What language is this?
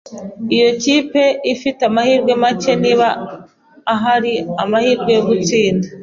Kinyarwanda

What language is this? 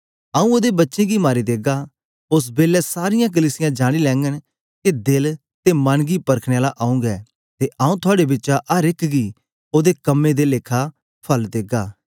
Dogri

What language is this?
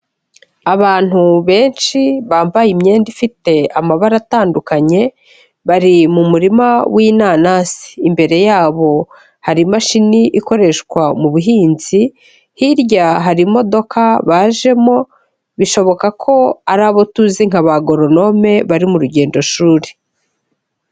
Kinyarwanda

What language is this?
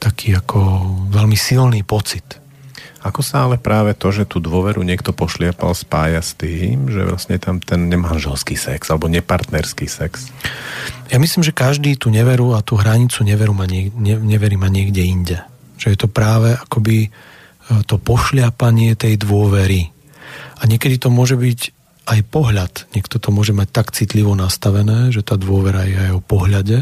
Slovak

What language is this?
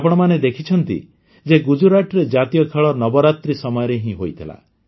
Odia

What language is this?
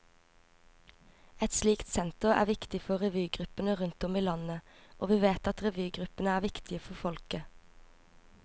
Norwegian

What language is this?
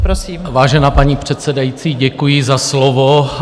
Czech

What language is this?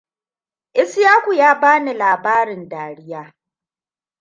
Hausa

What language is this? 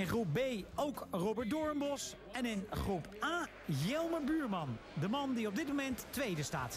Dutch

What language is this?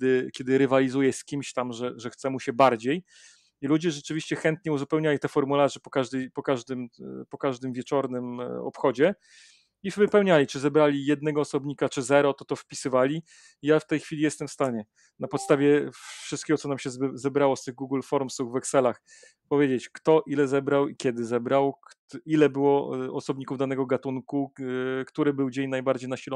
Polish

